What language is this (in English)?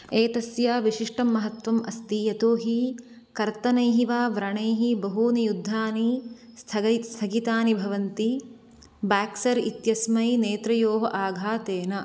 Sanskrit